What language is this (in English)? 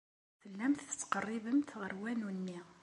Kabyle